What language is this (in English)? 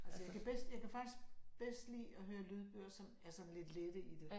Danish